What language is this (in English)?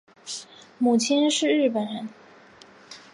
Chinese